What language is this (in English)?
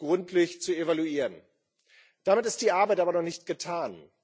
German